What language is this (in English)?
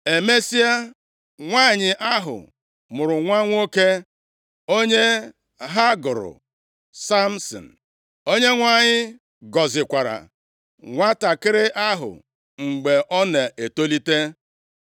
Igbo